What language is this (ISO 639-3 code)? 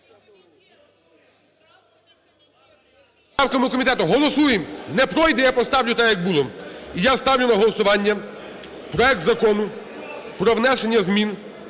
ukr